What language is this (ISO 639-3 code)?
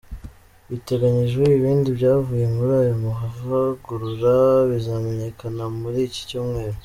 kin